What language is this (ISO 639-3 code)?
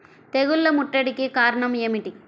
tel